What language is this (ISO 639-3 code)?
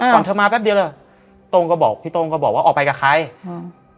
tha